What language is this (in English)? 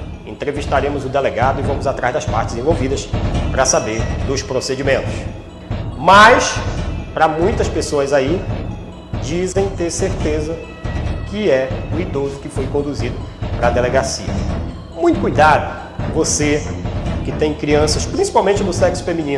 Portuguese